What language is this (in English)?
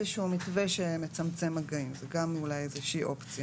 Hebrew